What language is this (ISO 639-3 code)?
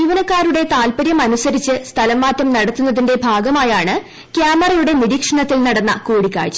mal